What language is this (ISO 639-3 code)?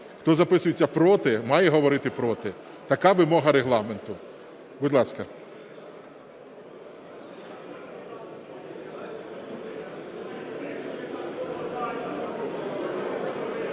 ukr